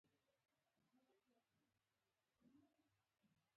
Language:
Pashto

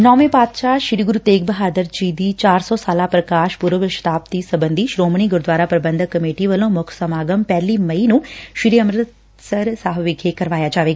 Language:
Punjabi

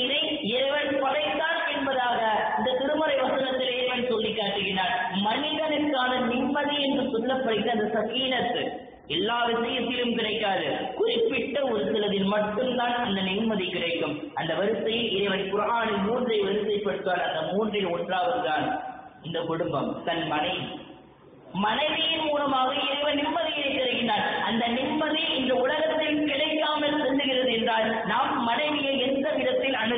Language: Arabic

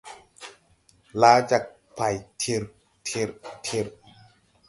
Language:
Tupuri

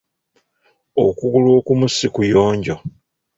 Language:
Ganda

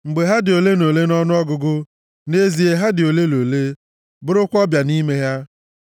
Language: Igbo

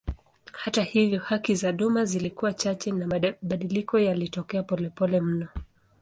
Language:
Swahili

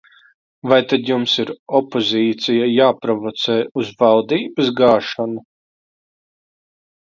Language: Latvian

